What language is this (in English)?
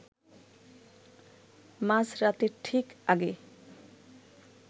Bangla